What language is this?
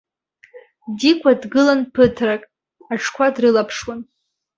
Abkhazian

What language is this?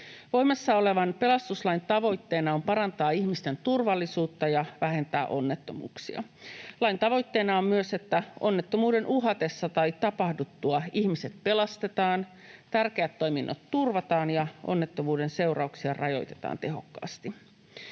Finnish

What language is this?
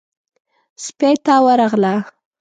Pashto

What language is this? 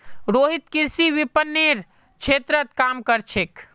Magahi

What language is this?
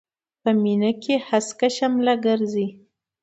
Pashto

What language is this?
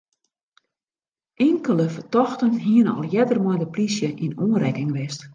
Western Frisian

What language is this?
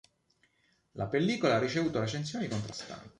Italian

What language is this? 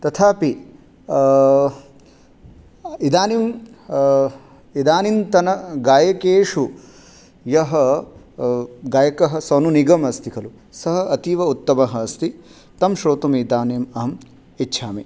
Sanskrit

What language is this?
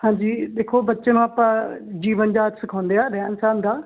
Punjabi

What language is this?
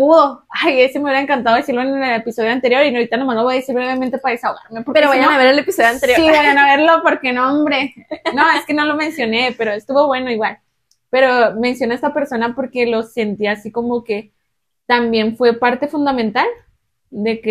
Spanish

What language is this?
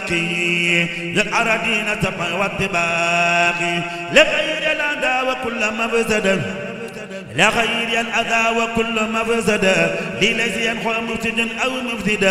Arabic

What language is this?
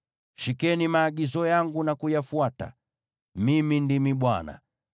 Swahili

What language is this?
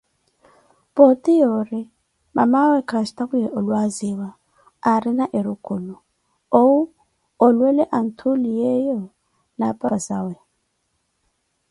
Koti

